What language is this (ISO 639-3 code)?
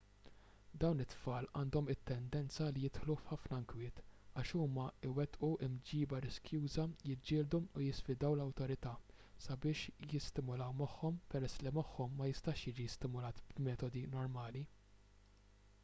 mlt